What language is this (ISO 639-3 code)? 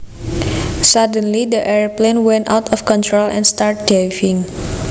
jav